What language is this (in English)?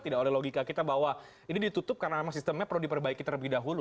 Indonesian